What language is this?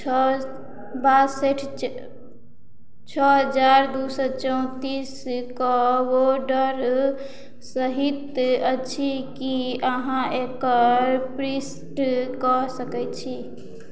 Maithili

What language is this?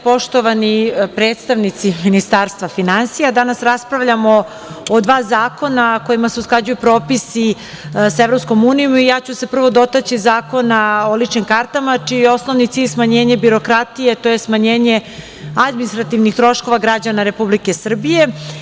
Serbian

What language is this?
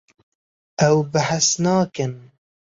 Kurdish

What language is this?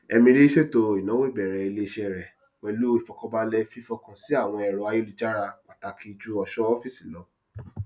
Yoruba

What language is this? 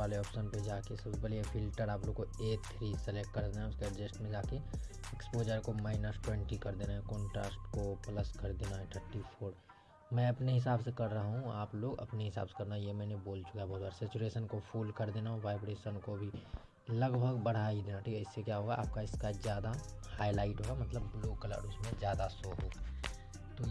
Hindi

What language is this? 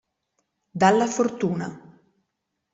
Italian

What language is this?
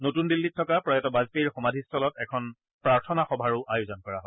Assamese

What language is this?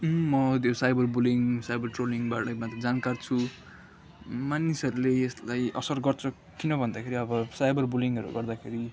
Nepali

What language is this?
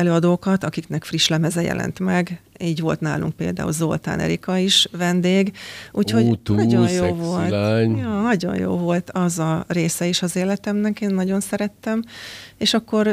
Hungarian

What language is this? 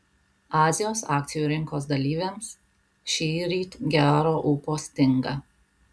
Lithuanian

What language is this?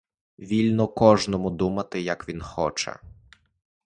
Ukrainian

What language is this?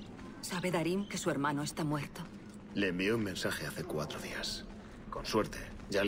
Spanish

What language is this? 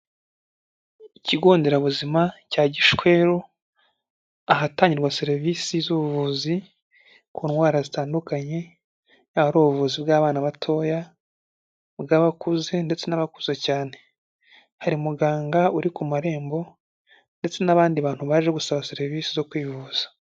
Kinyarwanda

